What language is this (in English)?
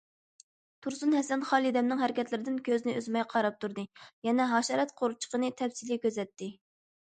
Uyghur